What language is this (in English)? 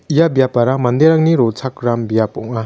Garo